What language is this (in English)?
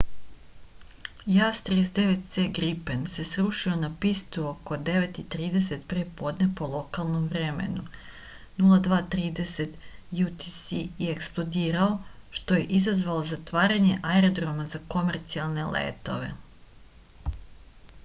Serbian